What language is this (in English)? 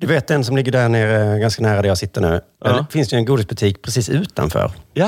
Swedish